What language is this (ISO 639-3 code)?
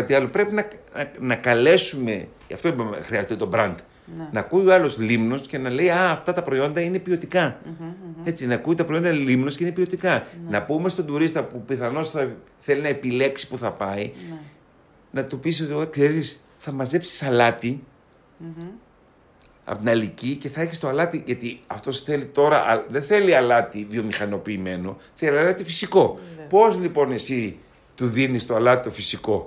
ell